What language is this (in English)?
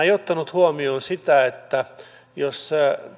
Finnish